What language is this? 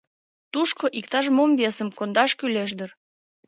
Mari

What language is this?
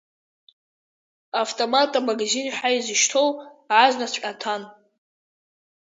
Abkhazian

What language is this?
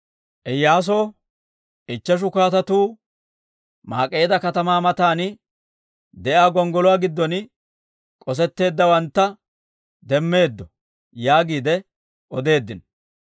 Dawro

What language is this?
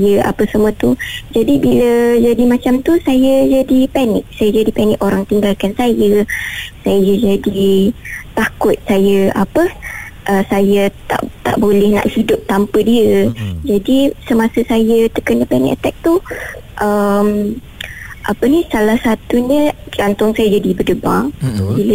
Malay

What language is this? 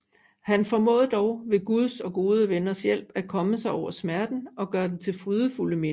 Danish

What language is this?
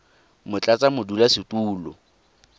Tswana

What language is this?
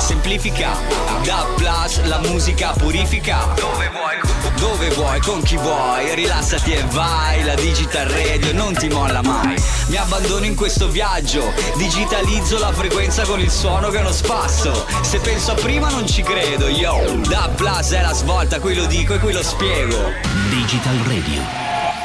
Italian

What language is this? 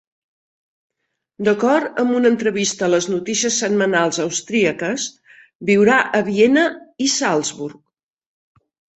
Catalan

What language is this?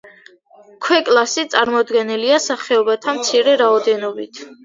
Georgian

